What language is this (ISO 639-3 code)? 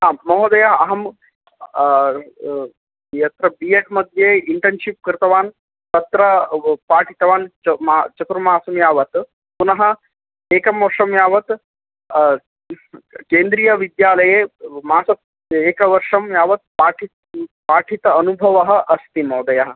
san